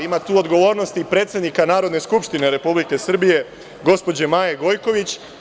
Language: Serbian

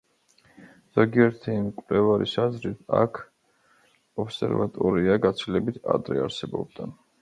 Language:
Georgian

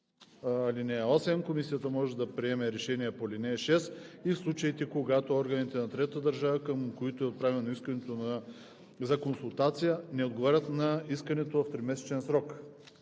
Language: Bulgarian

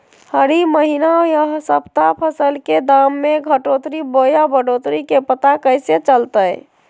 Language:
Magahi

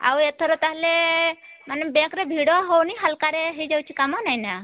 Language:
Odia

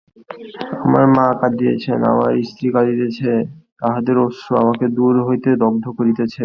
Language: Bangla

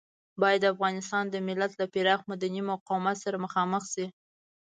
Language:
Pashto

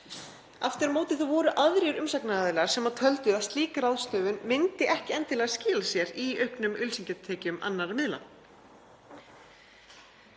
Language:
Icelandic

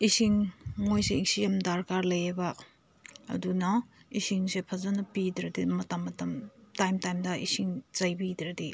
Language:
Manipuri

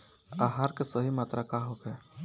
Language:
Bhojpuri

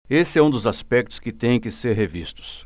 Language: Portuguese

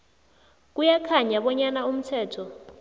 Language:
South Ndebele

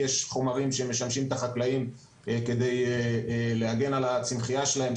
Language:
Hebrew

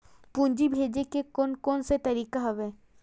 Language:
Chhattisgarhi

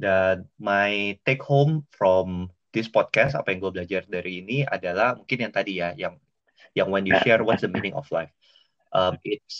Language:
Indonesian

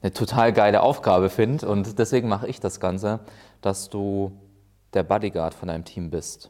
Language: German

